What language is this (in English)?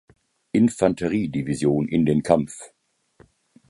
German